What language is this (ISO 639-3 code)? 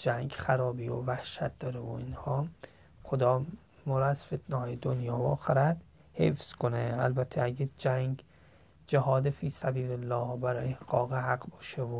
fas